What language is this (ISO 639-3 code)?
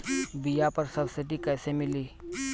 bho